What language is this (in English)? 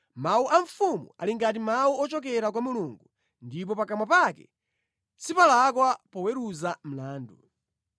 Nyanja